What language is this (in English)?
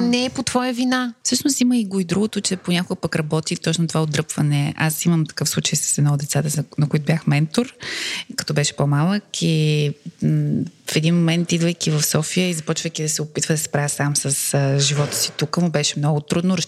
Bulgarian